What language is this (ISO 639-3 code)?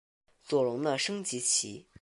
zho